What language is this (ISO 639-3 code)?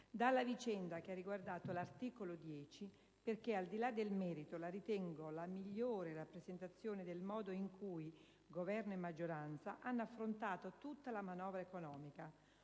ita